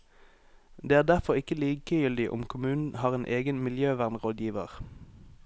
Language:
Norwegian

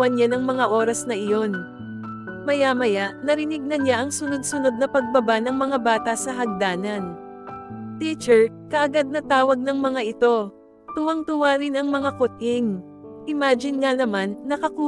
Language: Filipino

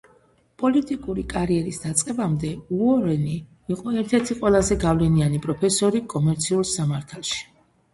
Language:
Georgian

